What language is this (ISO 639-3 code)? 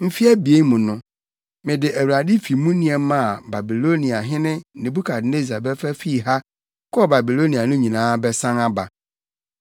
aka